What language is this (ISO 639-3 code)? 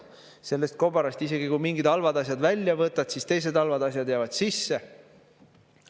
est